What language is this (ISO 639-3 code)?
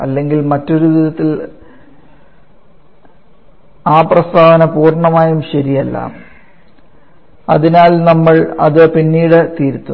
mal